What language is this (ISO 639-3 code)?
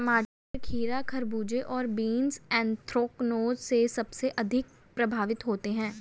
hin